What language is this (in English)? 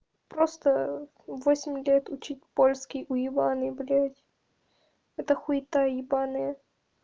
Russian